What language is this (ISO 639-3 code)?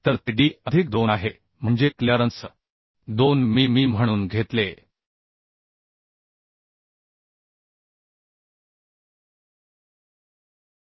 mar